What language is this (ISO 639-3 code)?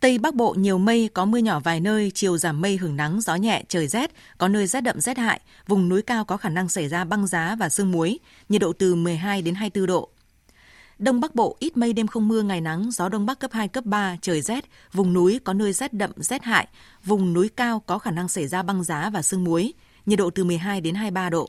vie